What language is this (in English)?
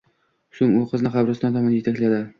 Uzbek